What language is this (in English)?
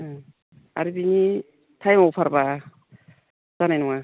Bodo